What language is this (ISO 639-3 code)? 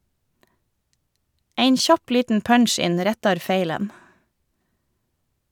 nor